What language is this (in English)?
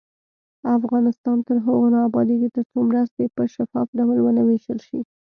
Pashto